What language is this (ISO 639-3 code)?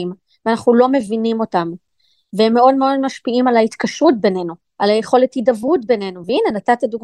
heb